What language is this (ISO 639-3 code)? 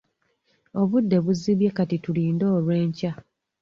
lug